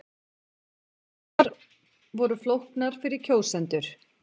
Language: Icelandic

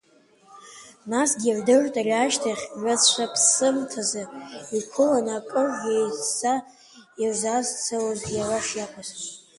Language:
Abkhazian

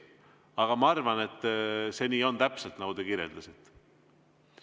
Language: Estonian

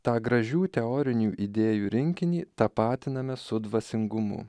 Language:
Lithuanian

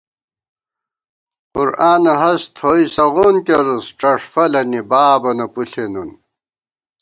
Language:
Gawar-Bati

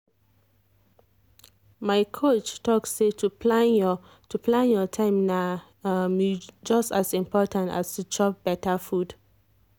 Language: Nigerian Pidgin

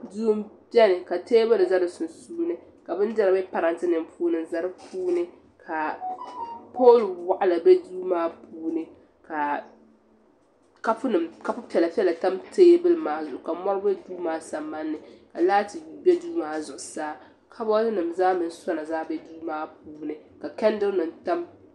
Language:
Dagbani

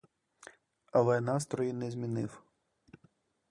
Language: Ukrainian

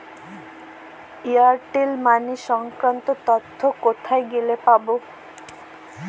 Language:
Bangla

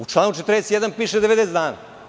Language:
Serbian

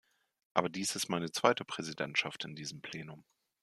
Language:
German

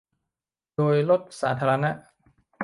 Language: Thai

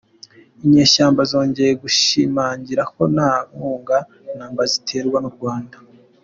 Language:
Kinyarwanda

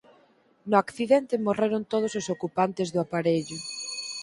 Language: Galician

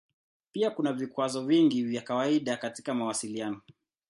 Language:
Swahili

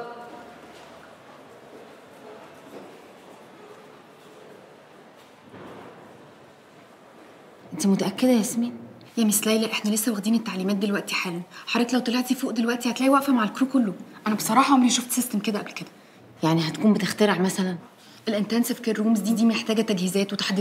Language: Arabic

